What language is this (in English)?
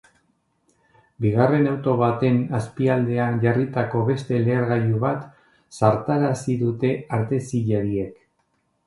Basque